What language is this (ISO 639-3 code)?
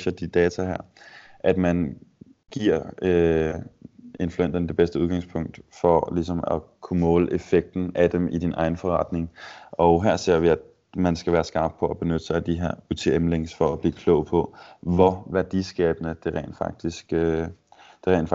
dan